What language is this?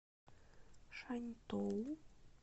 Russian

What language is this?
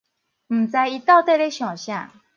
Min Nan Chinese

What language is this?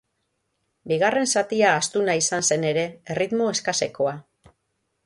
Basque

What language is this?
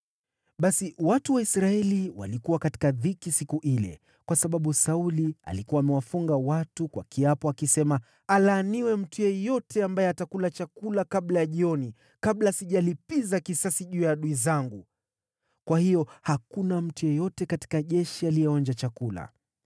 Swahili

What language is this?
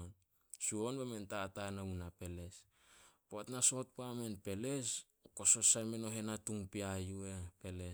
Solos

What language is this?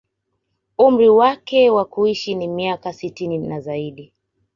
Swahili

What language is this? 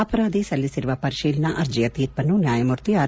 Kannada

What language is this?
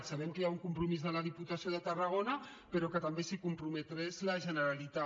Catalan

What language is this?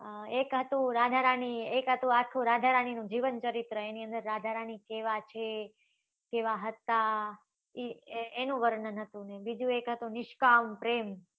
Gujarati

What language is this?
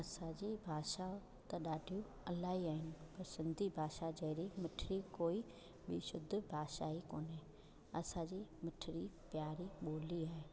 Sindhi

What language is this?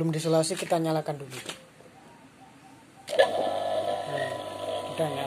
Indonesian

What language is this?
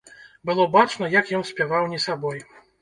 Belarusian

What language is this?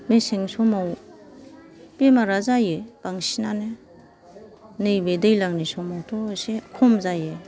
Bodo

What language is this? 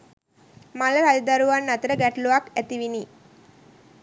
Sinhala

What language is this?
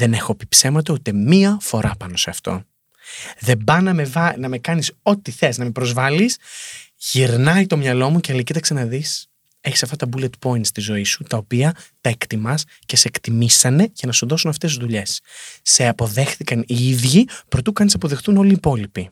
Greek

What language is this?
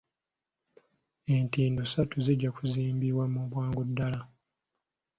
Ganda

